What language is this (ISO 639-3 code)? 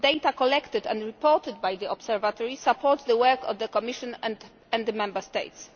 eng